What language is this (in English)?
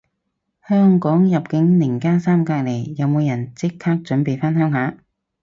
Cantonese